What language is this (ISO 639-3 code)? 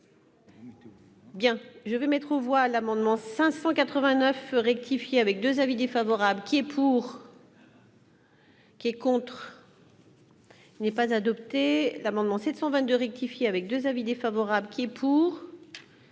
fra